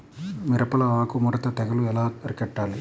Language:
Telugu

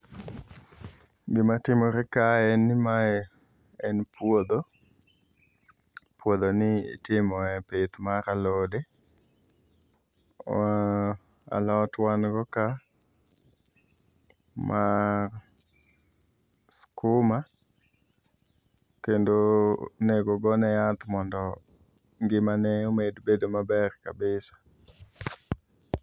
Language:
Luo (Kenya and Tanzania)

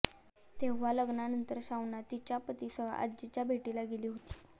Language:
Marathi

